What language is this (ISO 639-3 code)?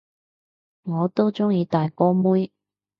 yue